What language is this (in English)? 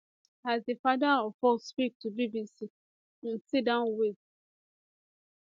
Nigerian Pidgin